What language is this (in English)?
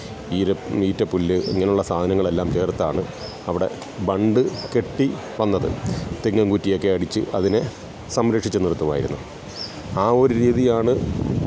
Malayalam